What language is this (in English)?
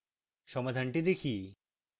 Bangla